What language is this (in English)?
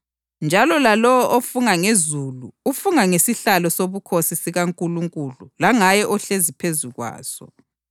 North Ndebele